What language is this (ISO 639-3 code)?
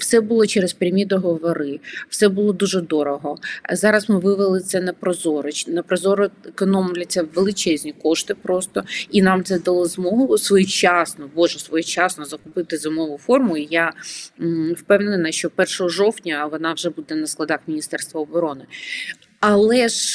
ukr